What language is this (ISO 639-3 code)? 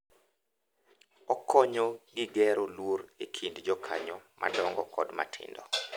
luo